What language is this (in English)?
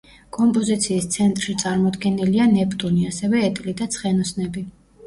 Georgian